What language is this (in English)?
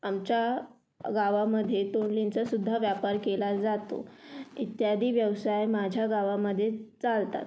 Marathi